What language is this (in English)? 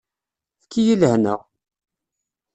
Kabyle